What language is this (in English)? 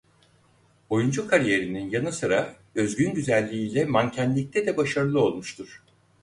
Turkish